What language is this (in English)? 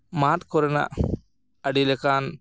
Santali